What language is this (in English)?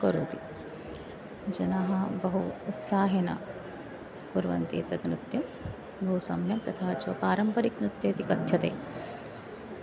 Sanskrit